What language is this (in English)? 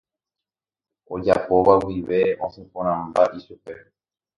Guarani